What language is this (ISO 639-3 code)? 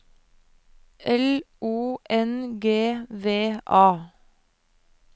nor